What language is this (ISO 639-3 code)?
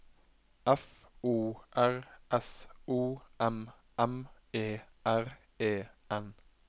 nor